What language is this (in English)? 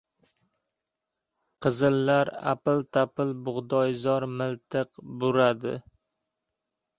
Uzbek